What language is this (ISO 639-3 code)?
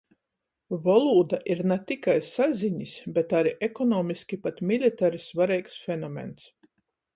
ltg